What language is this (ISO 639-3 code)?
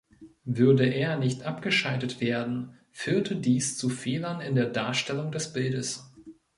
deu